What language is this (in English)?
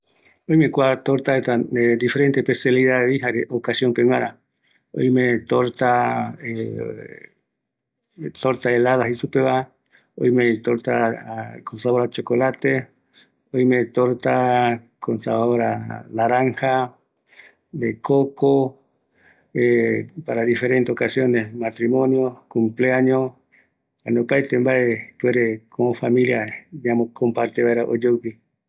Eastern Bolivian Guaraní